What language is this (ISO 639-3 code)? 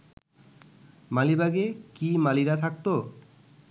ben